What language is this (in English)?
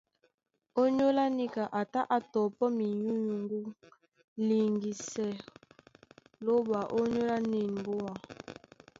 Duala